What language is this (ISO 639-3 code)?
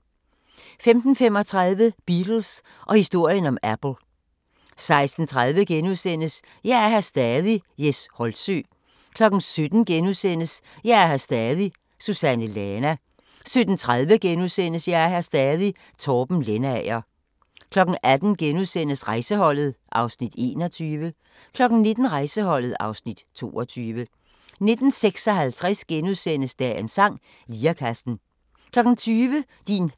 dan